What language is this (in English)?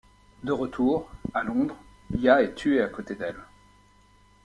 French